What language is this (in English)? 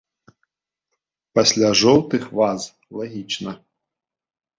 Belarusian